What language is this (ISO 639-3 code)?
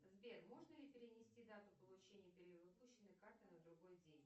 rus